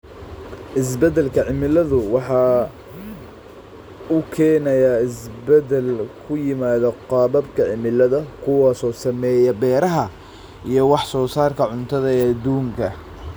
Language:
Somali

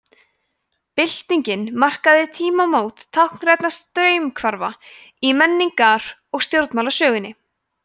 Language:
Icelandic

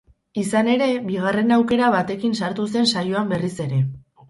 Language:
Basque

